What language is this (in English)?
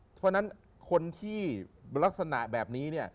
Thai